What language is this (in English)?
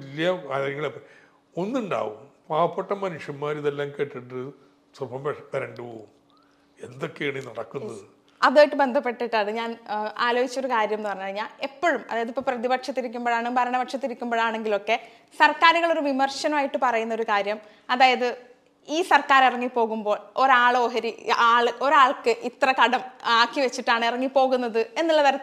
Malayalam